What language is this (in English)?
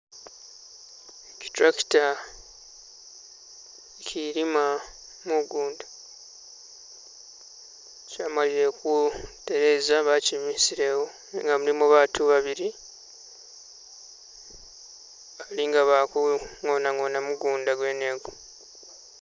Masaaba